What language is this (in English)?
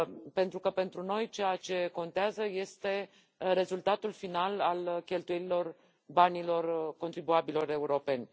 Romanian